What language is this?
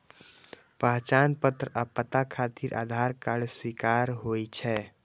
Maithili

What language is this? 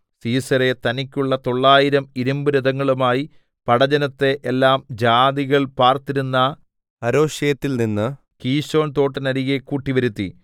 Malayalam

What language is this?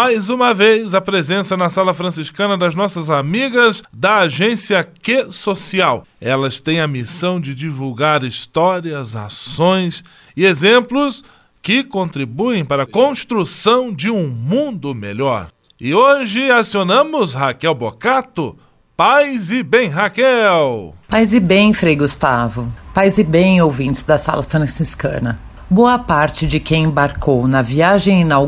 Portuguese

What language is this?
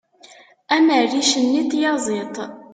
Kabyle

